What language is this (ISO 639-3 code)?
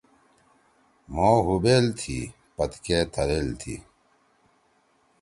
trw